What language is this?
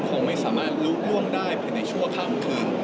Thai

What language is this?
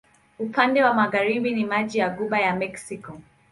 Swahili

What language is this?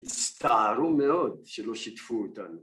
Hebrew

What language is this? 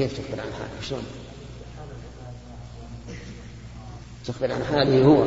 Arabic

